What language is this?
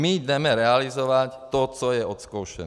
Czech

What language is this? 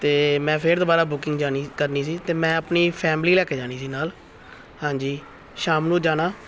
Punjabi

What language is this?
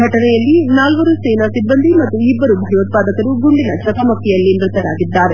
Kannada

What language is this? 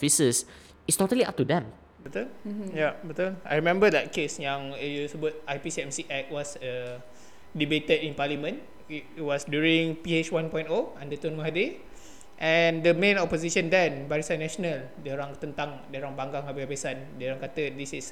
Malay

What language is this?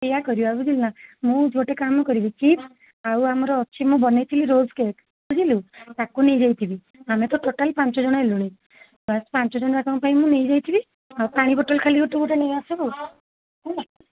Odia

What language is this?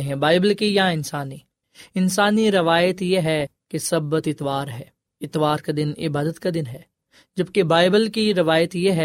Urdu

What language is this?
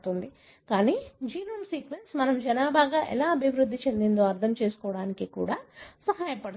Telugu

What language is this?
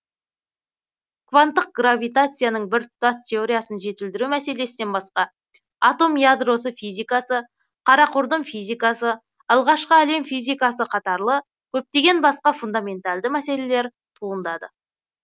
Kazakh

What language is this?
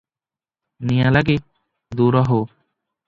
Odia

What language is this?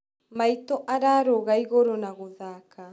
Kikuyu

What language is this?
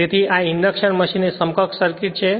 Gujarati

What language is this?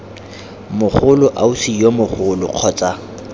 Tswana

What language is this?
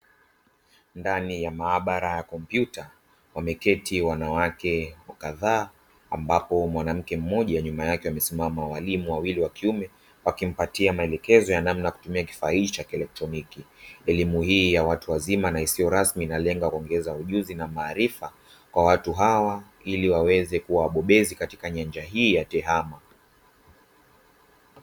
Swahili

